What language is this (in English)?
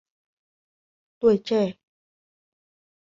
Vietnamese